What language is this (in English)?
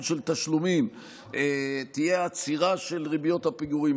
Hebrew